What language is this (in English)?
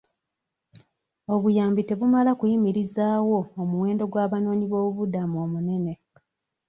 Ganda